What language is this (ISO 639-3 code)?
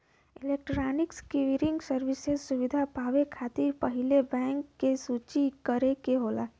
bho